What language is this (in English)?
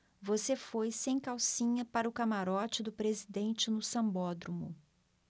Portuguese